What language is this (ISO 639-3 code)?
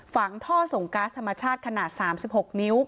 tha